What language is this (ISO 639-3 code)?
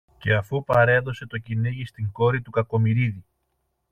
ell